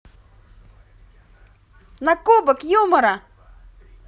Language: Russian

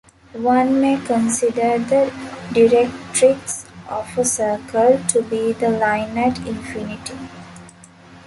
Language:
English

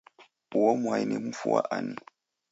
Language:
Taita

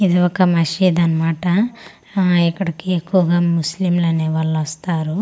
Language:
Telugu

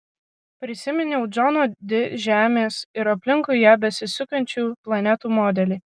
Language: Lithuanian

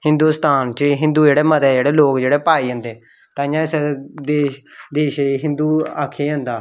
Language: Dogri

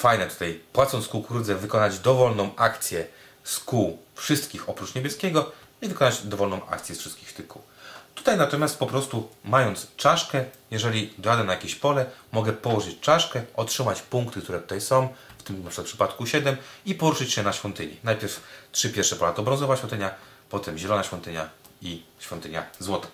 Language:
Polish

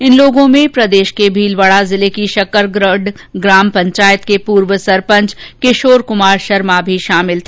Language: Hindi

